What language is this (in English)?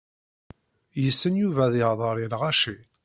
Kabyle